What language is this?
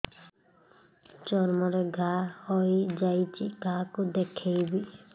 Odia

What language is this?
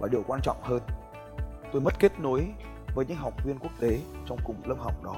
Vietnamese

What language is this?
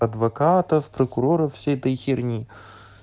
Russian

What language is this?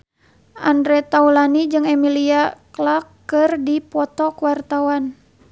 Sundanese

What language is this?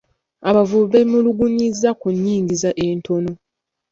Ganda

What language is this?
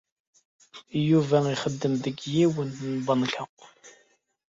Kabyle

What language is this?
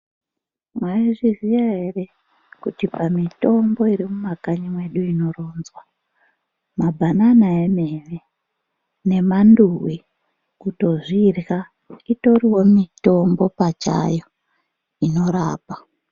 Ndau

